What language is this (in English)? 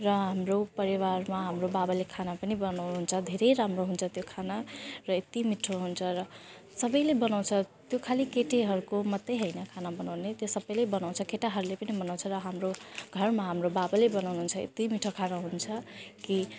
Nepali